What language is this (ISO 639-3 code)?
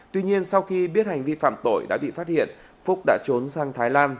vie